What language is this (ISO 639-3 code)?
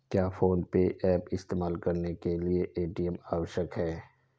hin